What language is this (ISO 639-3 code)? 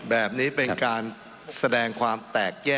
tha